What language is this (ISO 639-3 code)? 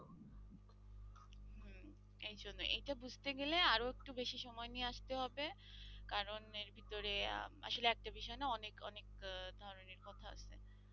ben